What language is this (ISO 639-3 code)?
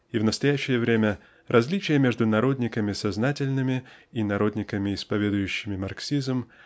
rus